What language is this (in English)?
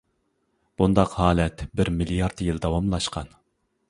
Uyghur